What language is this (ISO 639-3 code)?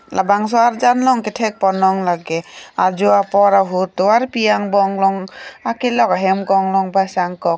mjw